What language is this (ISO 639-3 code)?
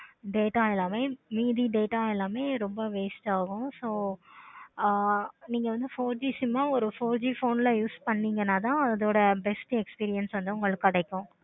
tam